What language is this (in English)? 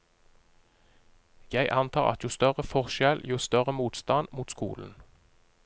Norwegian